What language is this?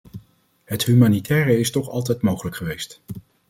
Dutch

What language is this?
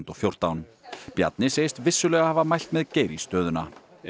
Icelandic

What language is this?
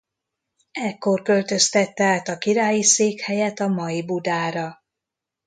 Hungarian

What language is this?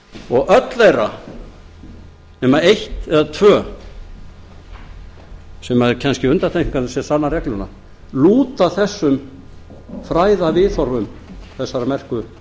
Icelandic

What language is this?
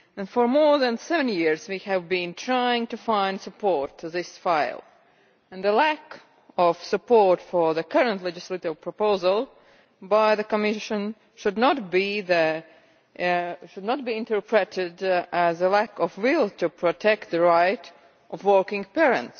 English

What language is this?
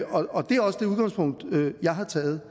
Danish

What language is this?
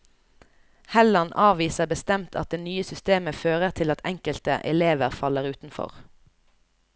Norwegian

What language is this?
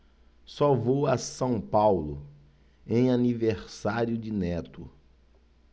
Portuguese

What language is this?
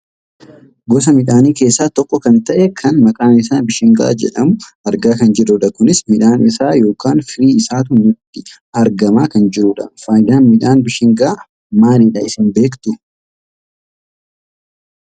Oromo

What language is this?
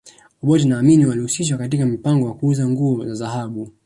Swahili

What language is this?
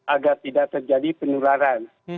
Indonesian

